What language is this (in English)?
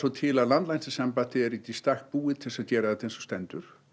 Icelandic